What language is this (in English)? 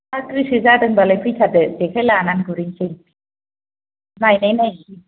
Bodo